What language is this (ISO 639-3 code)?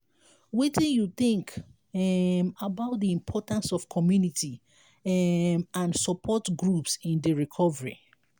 pcm